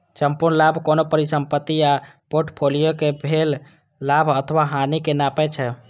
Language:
Maithili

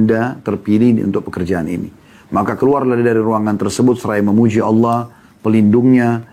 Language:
Indonesian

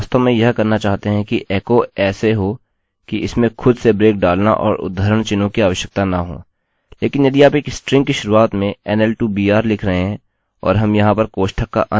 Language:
Hindi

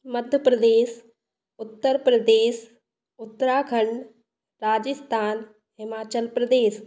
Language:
Hindi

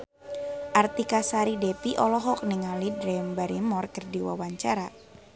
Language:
Sundanese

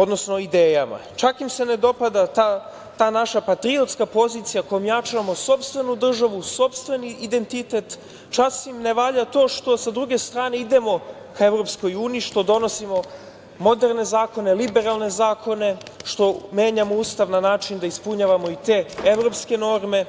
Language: Serbian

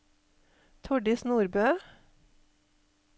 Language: Norwegian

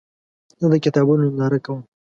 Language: Pashto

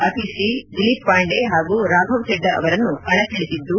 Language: Kannada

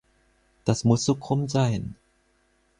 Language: German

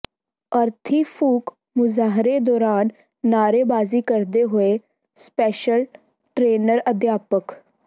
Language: Punjabi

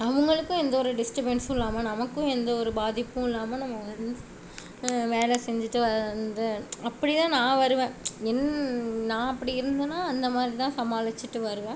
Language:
Tamil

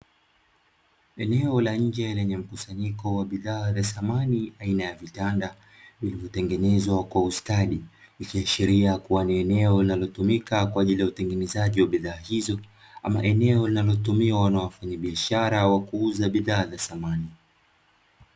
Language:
Swahili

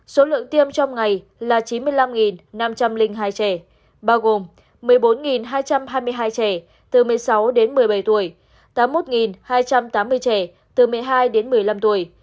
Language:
Vietnamese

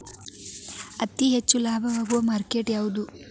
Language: Kannada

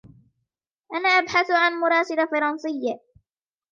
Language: Arabic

